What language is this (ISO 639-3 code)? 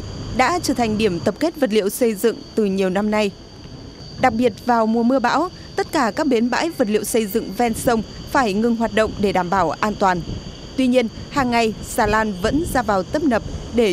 vie